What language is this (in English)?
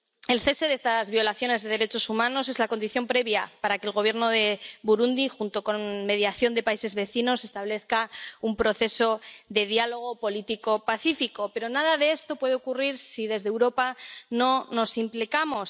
Spanish